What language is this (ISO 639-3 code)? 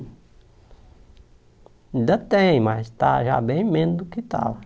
por